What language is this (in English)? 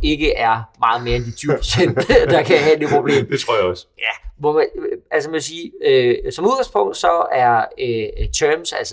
Danish